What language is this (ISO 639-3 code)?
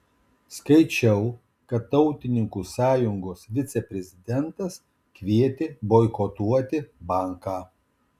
lit